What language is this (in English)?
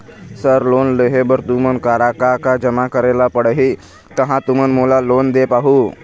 Chhattisgarhi